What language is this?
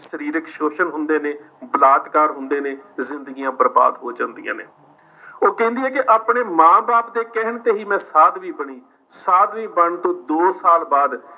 Punjabi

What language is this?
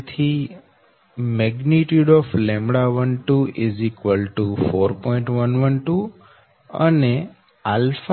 Gujarati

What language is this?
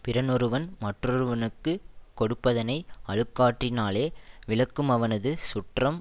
Tamil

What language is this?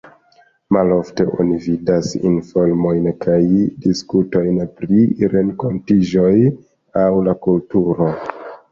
Esperanto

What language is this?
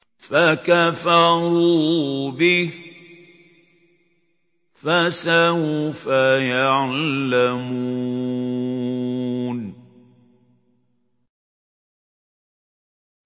Arabic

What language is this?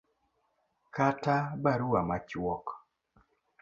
Luo (Kenya and Tanzania)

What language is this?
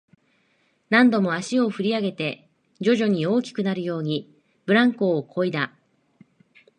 Japanese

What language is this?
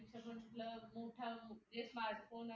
Marathi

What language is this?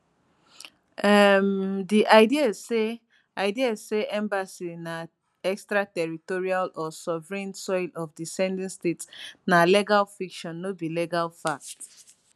Nigerian Pidgin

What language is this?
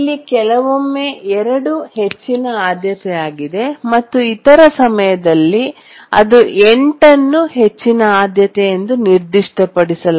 Kannada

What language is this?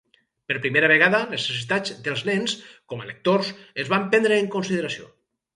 Catalan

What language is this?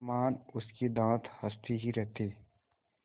Hindi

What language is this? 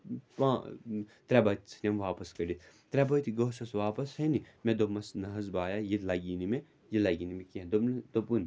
Kashmiri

